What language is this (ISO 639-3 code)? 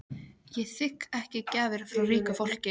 isl